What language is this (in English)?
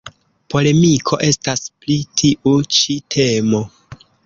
Esperanto